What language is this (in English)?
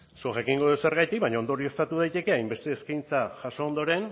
Basque